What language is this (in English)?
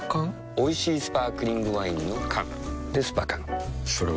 Japanese